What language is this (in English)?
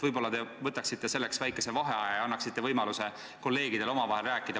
Estonian